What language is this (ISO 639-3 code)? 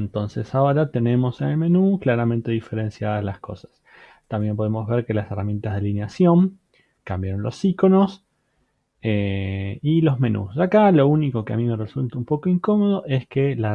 spa